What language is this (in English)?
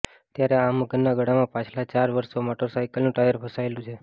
Gujarati